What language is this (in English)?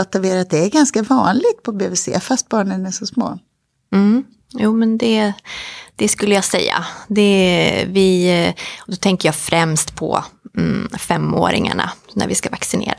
Swedish